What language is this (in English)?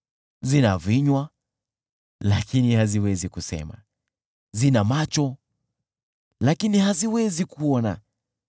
Swahili